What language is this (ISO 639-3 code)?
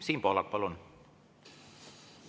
est